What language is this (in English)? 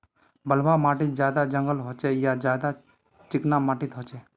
Magahi